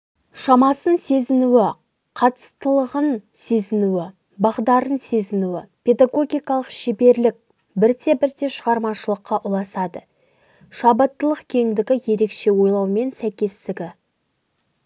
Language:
Kazakh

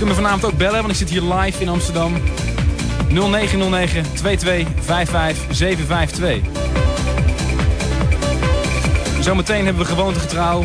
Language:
Dutch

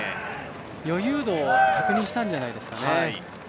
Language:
Japanese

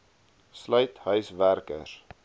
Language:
Afrikaans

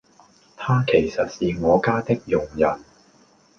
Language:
Cantonese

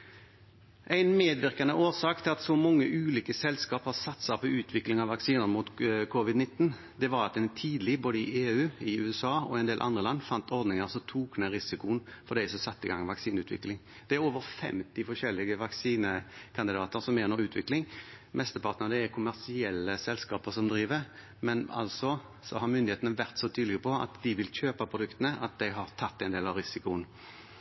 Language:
Norwegian Bokmål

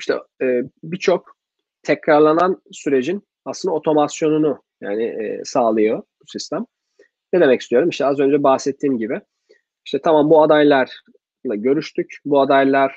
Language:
Turkish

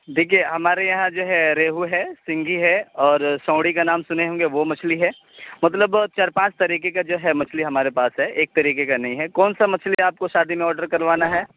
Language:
Urdu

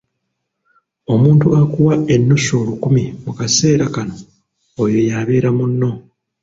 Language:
Ganda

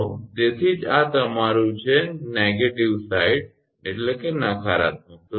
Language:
Gujarati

